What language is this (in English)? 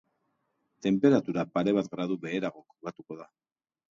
Basque